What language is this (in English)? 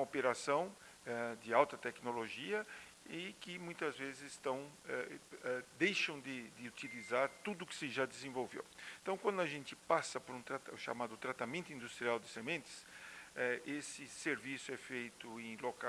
Portuguese